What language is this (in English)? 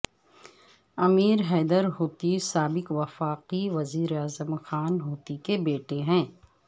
Urdu